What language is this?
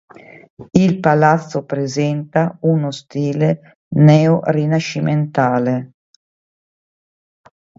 Italian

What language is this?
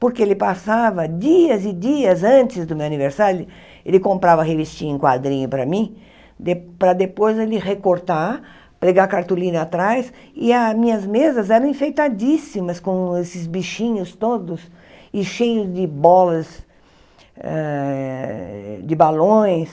Portuguese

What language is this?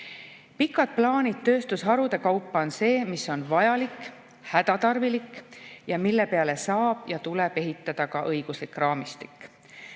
Estonian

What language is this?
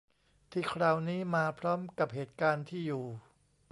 Thai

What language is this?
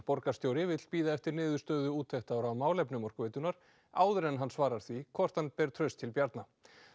Icelandic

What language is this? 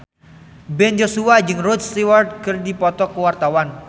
Sundanese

